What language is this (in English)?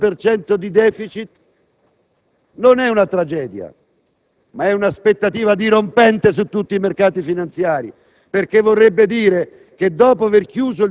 Italian